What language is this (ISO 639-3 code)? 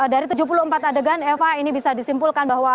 ind